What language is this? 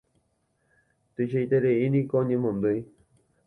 Guarani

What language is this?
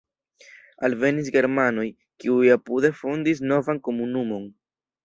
Esperanto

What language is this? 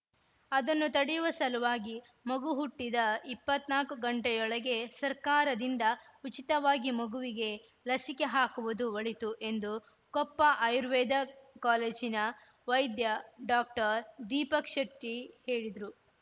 Kannada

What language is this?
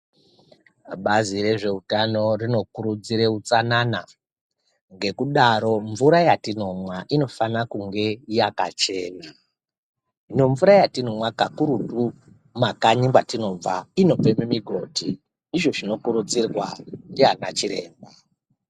Ndau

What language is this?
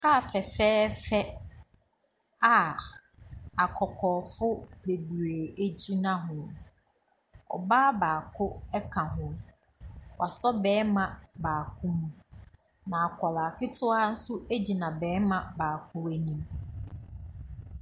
Akan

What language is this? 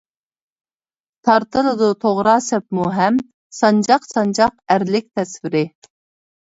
Uyghur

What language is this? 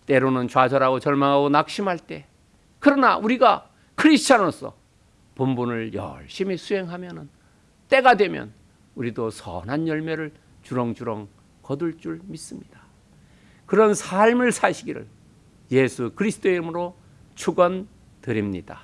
Korean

